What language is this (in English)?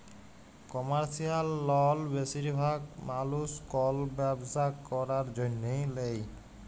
Bangla